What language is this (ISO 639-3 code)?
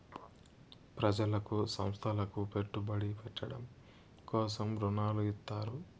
tel